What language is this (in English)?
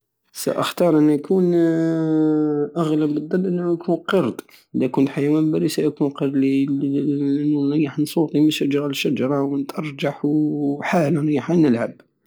Algerian Saharan Arabic